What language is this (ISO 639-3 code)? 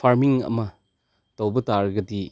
mni